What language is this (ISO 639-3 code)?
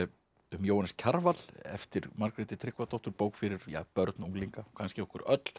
isl